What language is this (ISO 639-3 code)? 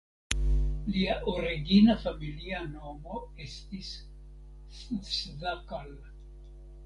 epo